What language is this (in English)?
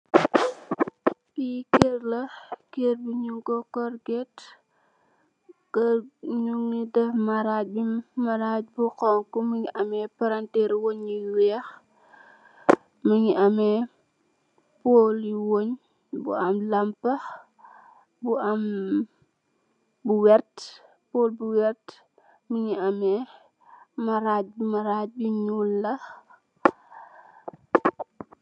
Wolof